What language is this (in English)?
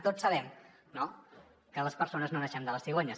Catalan